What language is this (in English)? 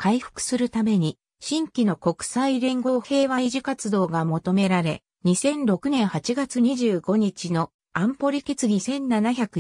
Japanese